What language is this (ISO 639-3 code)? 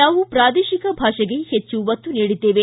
kan